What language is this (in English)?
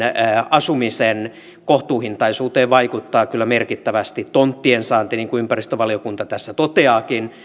Finnish